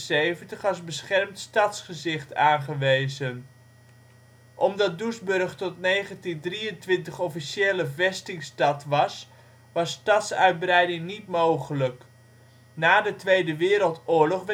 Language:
Dutch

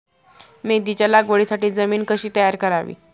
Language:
Marathi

